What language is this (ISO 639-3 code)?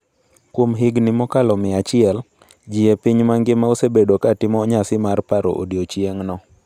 luo